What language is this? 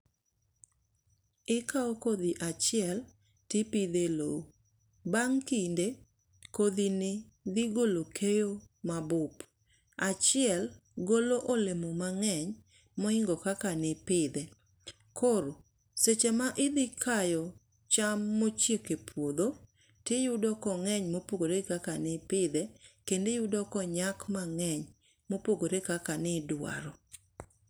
Luo (Kenya and Tanzania)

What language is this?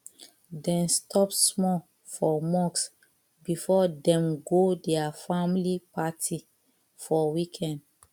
Nigerian Pidgin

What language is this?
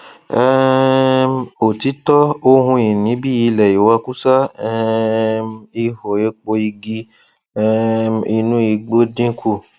Yoruba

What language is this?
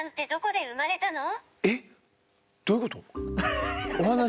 Japanese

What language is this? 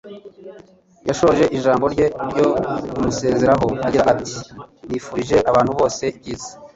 Kinyarwanda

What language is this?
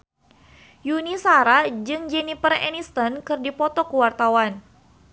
Sundanese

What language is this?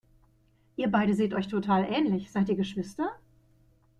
German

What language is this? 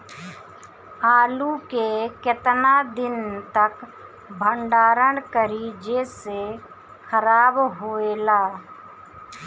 Bhojpuri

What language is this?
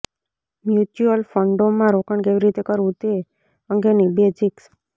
Gujarati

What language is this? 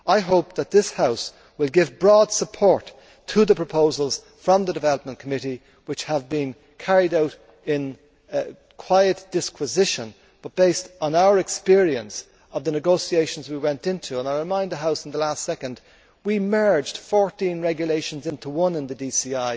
English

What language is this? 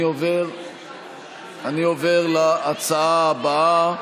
Hebrew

